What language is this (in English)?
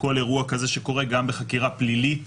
Hebrew